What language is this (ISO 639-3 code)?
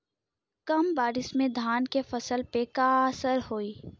bho